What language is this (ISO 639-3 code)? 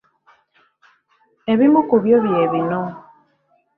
lug